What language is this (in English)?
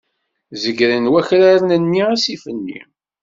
Kabyle